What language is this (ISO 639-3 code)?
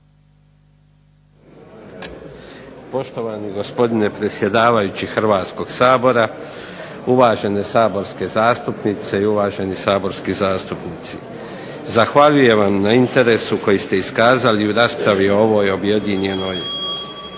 hrv